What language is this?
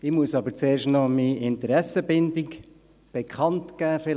Swiss German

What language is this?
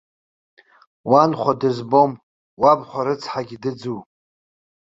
Abkhazian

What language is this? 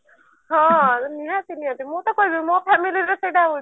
Odia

